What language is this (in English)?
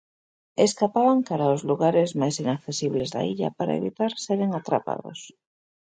Galician